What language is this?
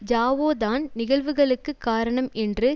Tamil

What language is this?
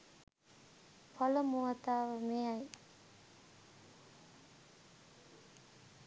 Sinhala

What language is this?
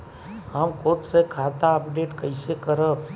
Bhojpuri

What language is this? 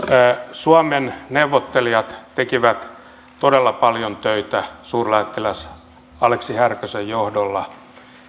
Finnish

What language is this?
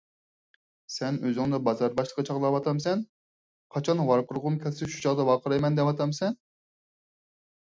Uyghur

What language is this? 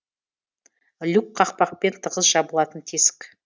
Kazakh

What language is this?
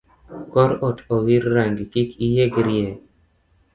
Luo (Kenya and Tanzania)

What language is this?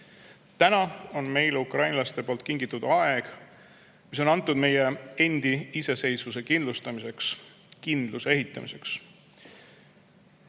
Estonian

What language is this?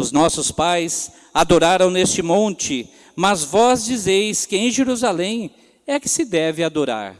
Portuguese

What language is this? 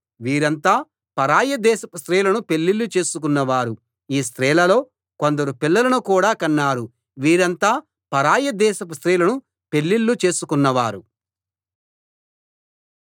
Telugu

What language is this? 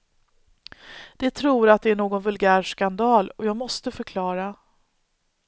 Swedish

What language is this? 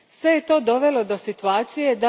Croatian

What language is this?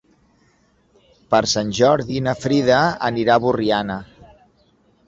Catalan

